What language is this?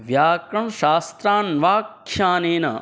Sanskrit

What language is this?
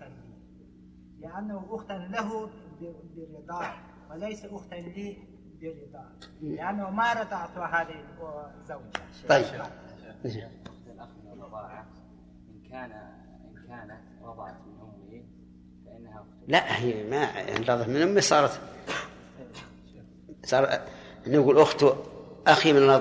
Arabic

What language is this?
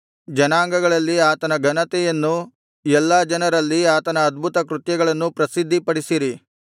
Kannada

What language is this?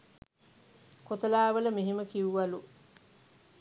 Sinhala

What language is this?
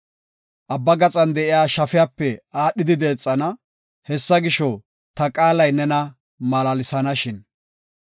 Gofa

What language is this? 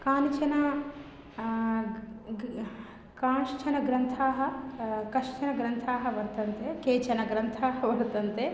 Sanskrit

